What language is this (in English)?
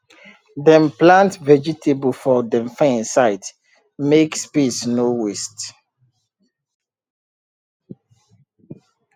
Nigerian Pidgin